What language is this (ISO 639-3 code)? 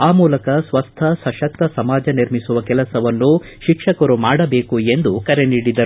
kan